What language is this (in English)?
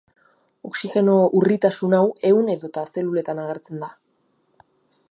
Basque